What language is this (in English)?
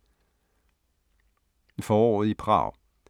Danish